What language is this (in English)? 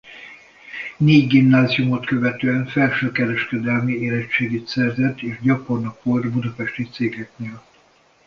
Hungarian